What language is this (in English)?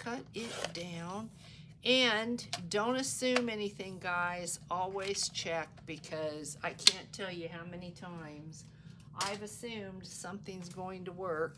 English